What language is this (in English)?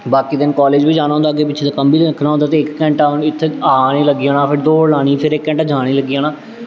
Dogri